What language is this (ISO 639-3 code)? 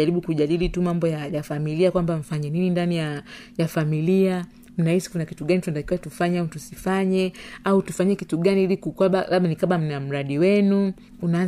swa